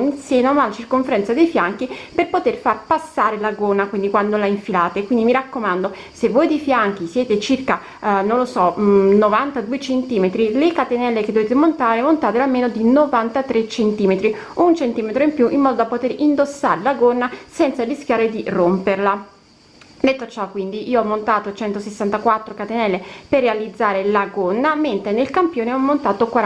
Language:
Italian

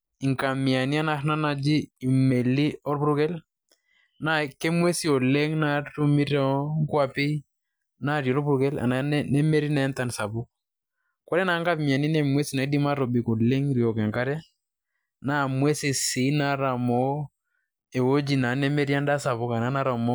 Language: Masai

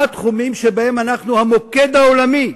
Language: Hebrew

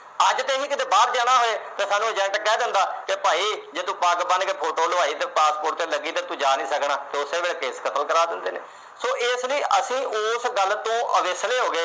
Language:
Punjabi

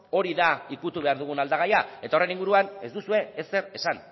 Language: Basque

